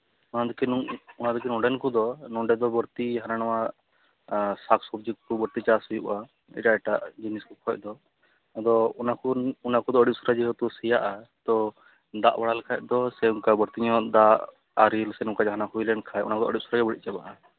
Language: Santali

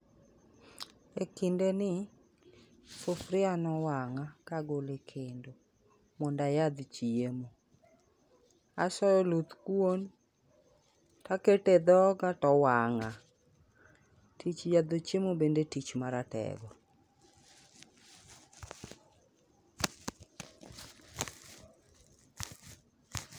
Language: Luo (Kenya and Tanzania)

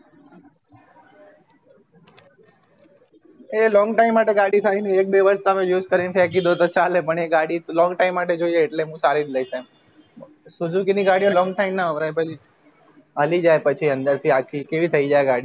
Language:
Gujarati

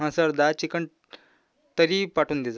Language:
Marathi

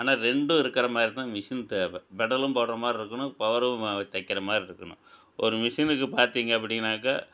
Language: Tamil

